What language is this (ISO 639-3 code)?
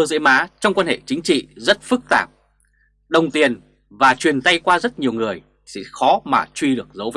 vie